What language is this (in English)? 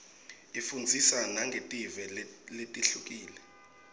Swati